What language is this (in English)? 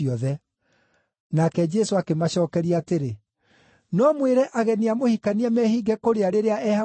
Kikuyu